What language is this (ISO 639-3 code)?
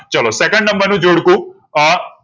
guj